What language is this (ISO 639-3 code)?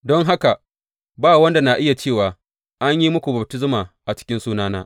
hau